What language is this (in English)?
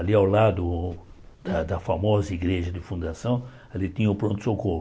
Portuguese